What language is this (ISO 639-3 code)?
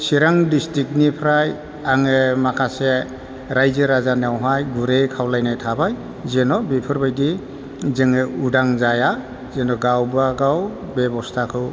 brx